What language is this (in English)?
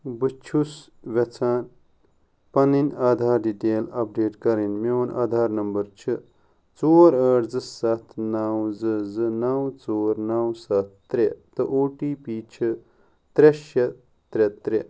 Kashmiri